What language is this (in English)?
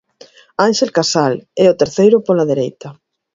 Galician